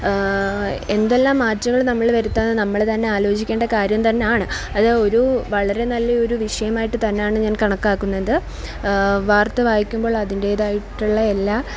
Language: Malayalam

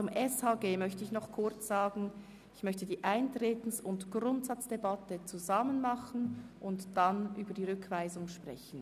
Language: Swiss German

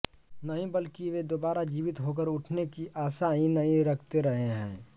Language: Hindi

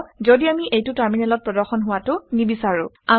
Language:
Assamese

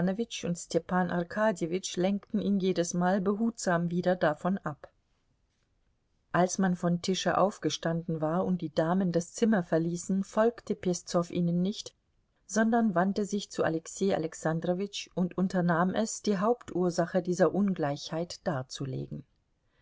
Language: German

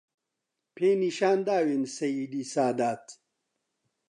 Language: Central Kurdish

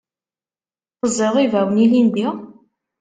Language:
Kabyle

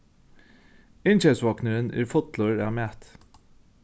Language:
Faroese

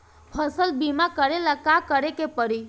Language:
Bhojpuri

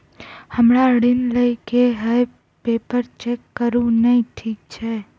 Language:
Maithili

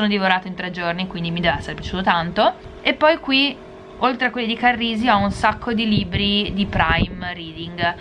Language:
Italian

